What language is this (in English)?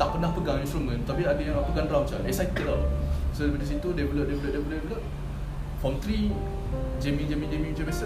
Malay